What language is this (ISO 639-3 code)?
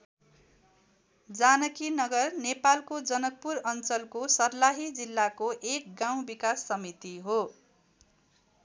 nep